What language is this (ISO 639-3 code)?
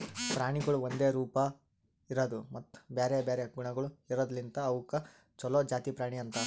kan